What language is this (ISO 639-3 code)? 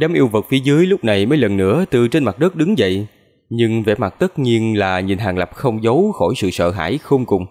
vie